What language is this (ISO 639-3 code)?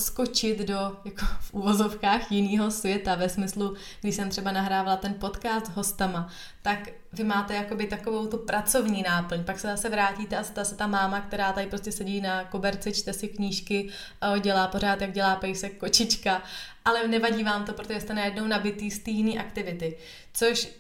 ces